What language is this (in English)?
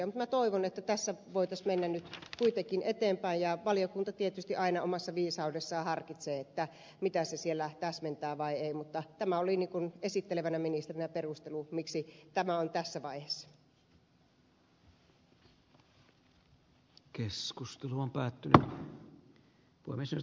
Finnish